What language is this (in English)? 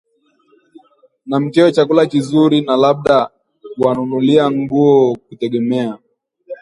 Swahili